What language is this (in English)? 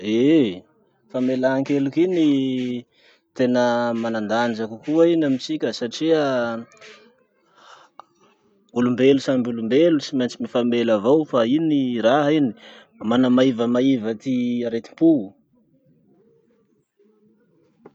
Masikoro Malagasy